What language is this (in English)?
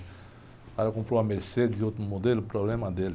Portuguese